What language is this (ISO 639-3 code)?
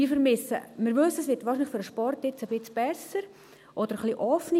gsw